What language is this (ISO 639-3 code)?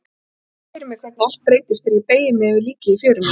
isl